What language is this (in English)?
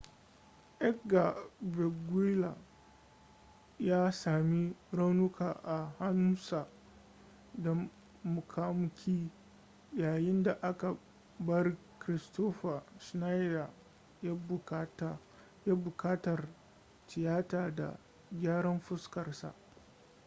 Hausa